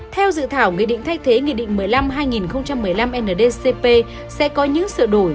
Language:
Vietnamese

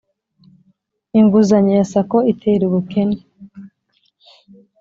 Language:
Kinyarwanda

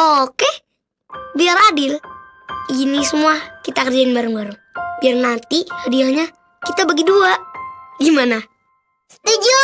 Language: Indonesian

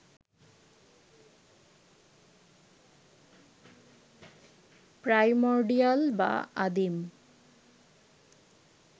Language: Bangla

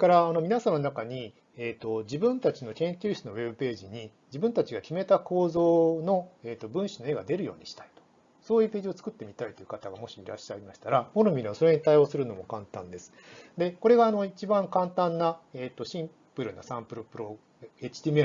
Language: Japanese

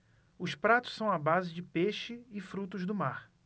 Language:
Portuguese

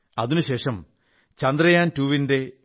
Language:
Malayalam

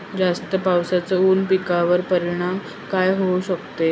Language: Marathi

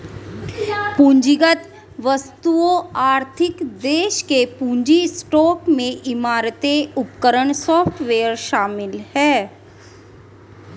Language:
Hindi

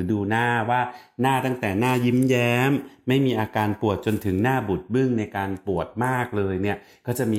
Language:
Thai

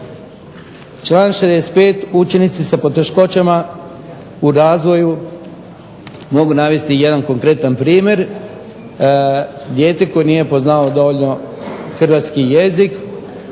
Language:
Croatian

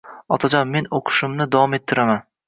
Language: Uzbek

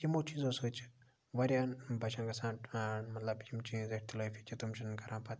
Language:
Kashmiri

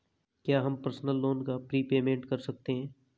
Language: Hindi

